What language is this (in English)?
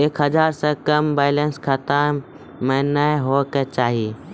Maithili